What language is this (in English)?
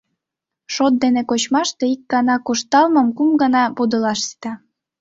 Mari